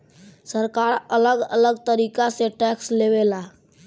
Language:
Bhojpuri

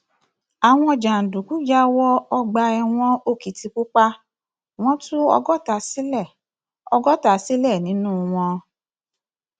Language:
Yoruba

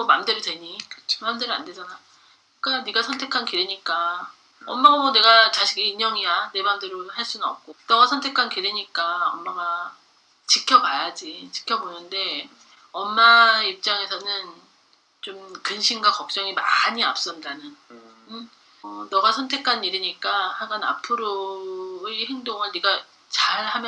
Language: Korean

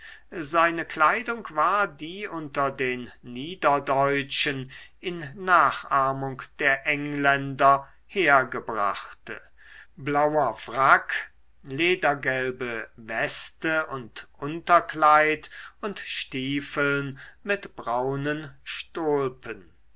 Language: German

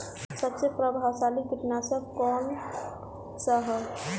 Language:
Bhojpuri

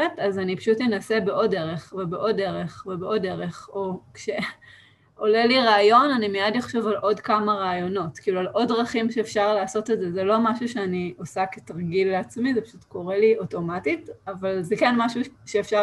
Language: Hebrew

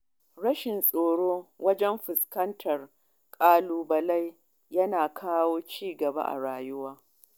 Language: Hausa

